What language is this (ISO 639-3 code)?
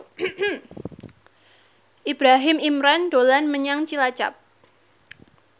jav